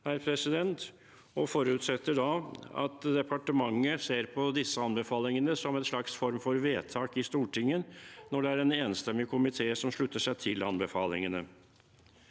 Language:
Norwegian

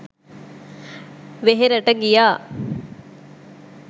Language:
Sinhala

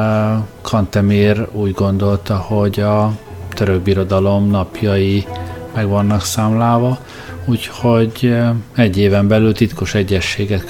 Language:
Hungarian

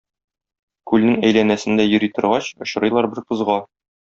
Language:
Tatar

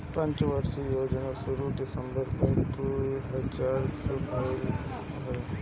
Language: Bhojpuri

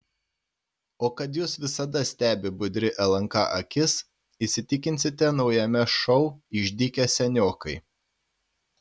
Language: Lithuanian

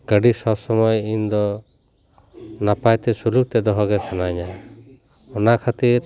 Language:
Santali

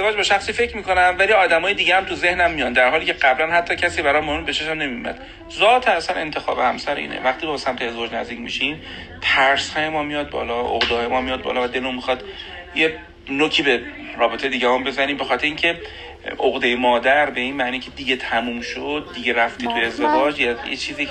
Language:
Persian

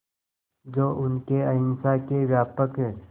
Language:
Hindi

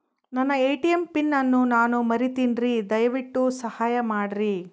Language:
Kannada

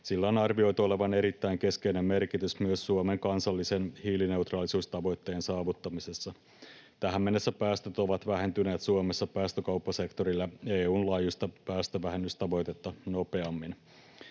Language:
Finnish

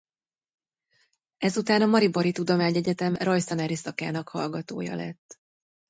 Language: Hungarian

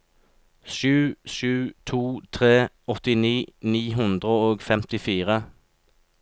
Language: Norwegian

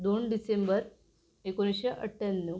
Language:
Marathi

